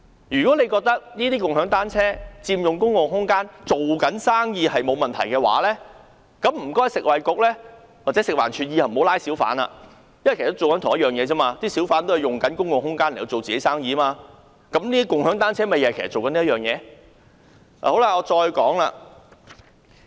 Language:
Cantonese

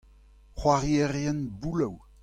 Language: Breton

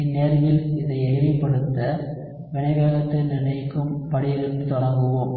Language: Tamil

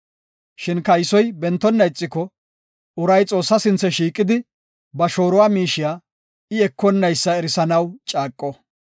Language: Gofa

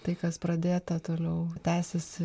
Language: Lithuanian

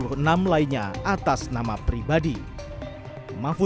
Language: Indonesian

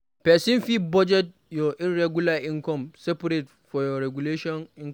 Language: Nigerian Pidgin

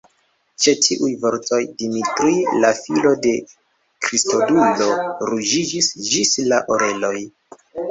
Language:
Esperanto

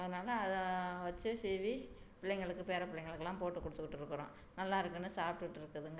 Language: Tamil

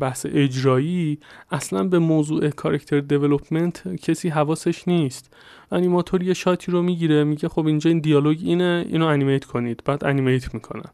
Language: Persian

